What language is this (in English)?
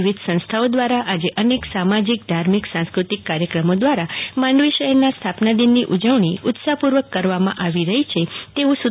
Gujarati